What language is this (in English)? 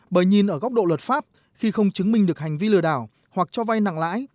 Vietnamese